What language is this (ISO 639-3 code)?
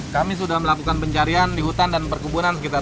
ind